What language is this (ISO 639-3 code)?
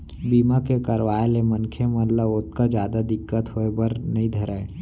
hne